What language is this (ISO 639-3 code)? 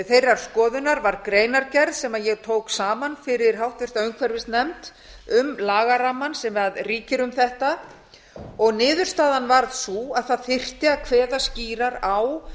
isl